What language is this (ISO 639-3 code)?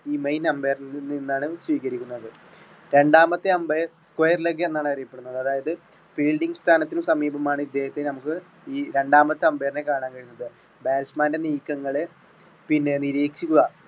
mal